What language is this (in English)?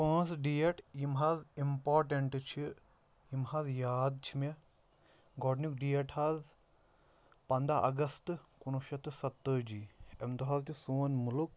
Kashmiri